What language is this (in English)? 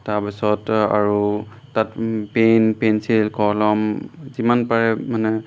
Assamese